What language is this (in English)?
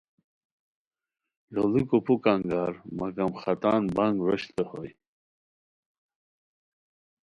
Khowar